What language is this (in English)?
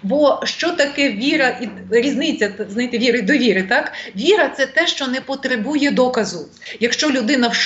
Ukrainian